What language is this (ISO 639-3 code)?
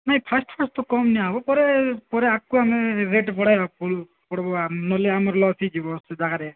ori